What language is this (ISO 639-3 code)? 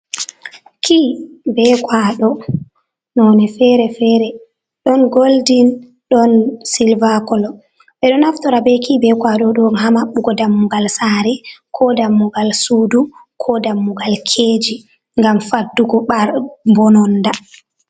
ful